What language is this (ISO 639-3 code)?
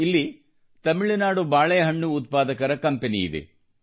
kan